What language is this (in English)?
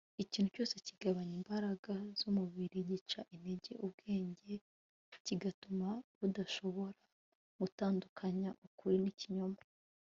Kinyarwanda